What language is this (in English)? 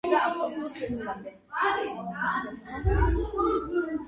Georgian